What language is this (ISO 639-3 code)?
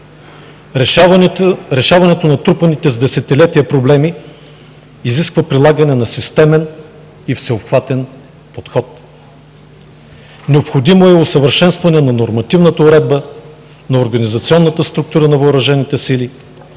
bul